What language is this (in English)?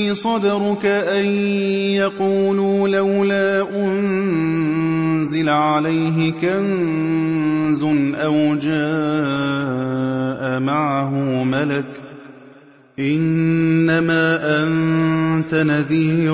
Arabic